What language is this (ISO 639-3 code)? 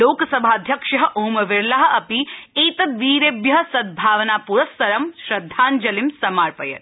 san